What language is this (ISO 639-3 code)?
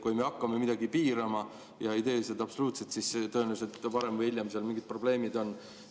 est